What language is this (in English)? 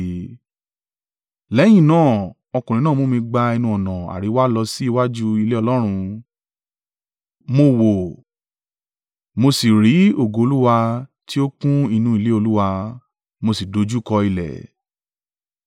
Yoruba